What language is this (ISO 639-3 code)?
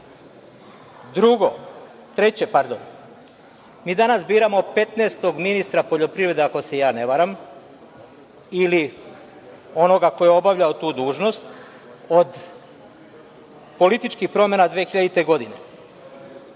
srp